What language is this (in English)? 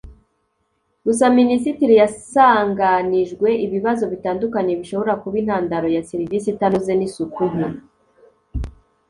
Kinyarwanda